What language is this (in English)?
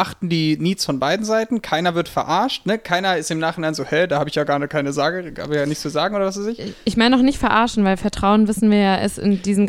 German